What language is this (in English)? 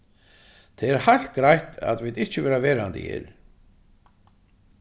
Faroese